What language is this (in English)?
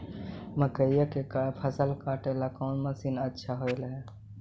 Magahi